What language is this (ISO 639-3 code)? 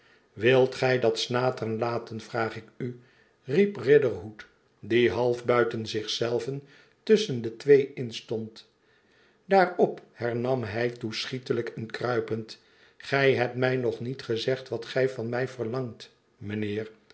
nld